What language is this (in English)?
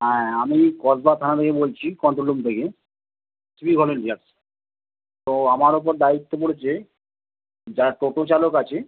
Bangla